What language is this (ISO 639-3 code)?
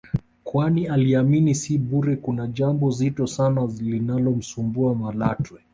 swa